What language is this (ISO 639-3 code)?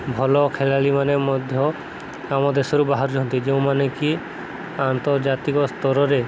ori